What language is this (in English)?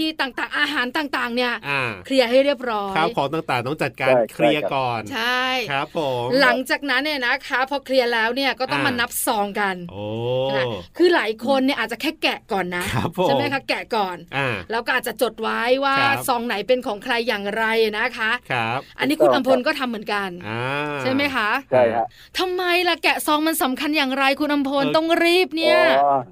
Thai